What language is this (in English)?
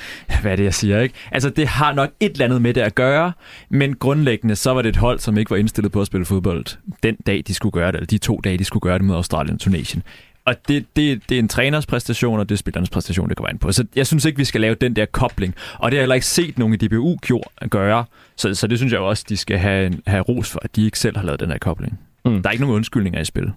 Danish